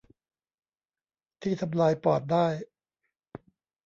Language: Thai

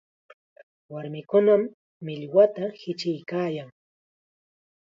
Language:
Chiquián Ancash Quechua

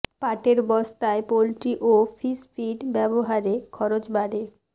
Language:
Bangla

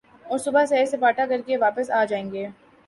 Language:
Urdu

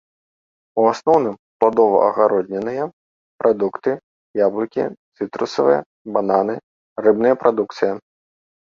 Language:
Belarusian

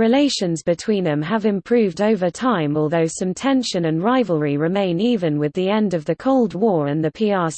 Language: English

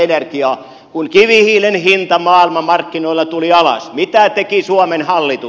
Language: Finnish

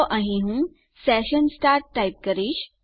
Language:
Gujarati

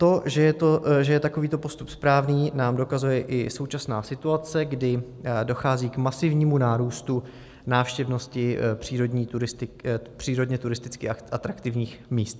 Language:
Czech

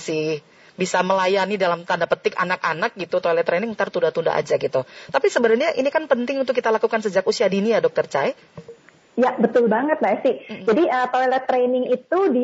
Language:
Indonesian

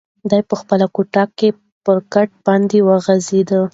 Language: Pashto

